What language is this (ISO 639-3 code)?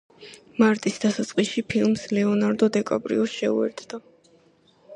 kat